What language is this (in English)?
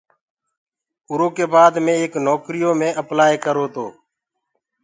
Gurgula